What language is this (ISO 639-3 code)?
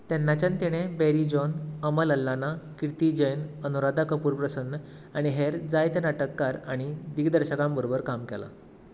kok